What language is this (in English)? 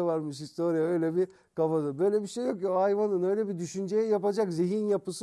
Turkish